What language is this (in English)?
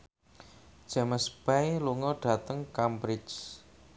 Javanese